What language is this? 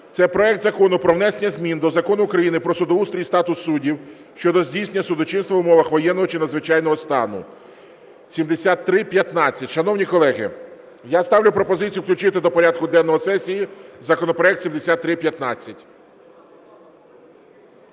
Ukrainian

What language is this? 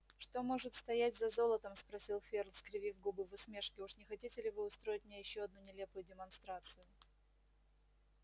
Russian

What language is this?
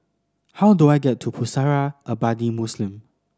English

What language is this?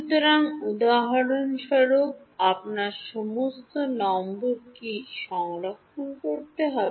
Bangla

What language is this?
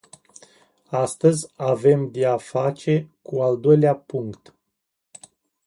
Romanian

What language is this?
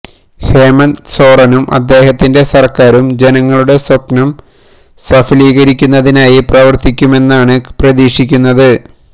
Malayalam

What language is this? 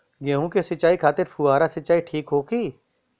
Bhojpuri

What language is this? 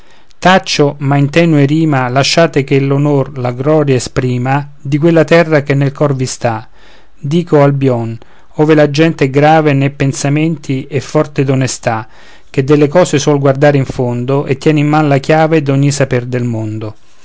Italian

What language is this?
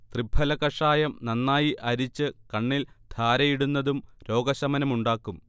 Malayalam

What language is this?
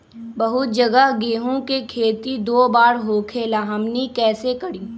Magahi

